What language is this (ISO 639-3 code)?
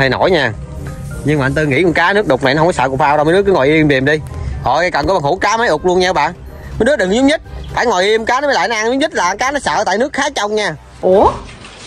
vie